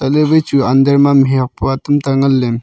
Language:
Wancho Naga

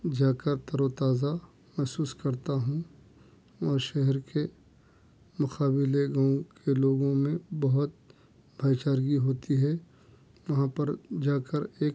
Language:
Urdu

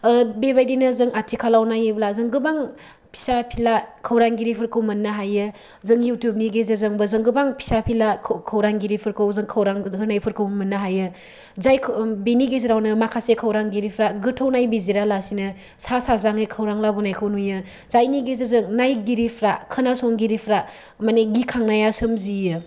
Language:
Bodo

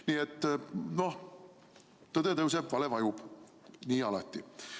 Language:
Estonian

